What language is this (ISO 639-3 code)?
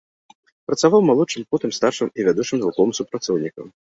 bel